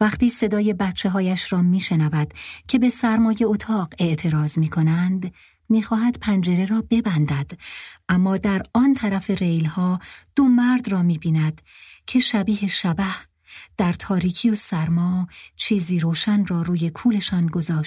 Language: Persian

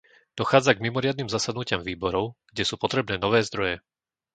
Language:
Slovak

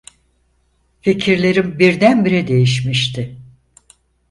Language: Turkish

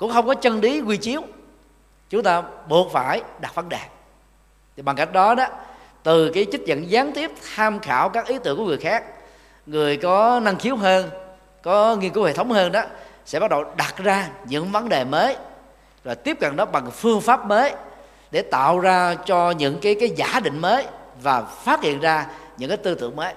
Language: Vietnamese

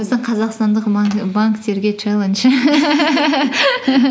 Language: Kazakh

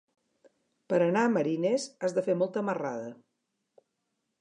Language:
Catalan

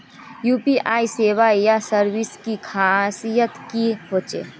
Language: Magahi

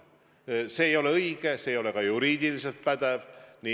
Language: Estonian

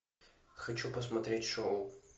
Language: Russian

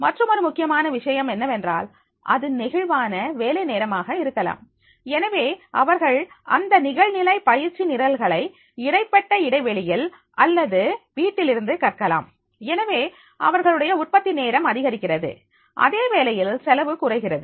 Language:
Tamil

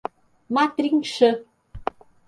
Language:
Portuguese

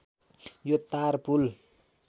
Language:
Nepali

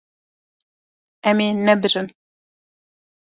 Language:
Kurdish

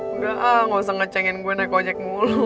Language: Indonesian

